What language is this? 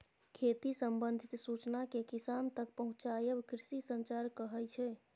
Maithili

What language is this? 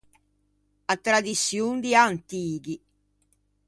Ligurian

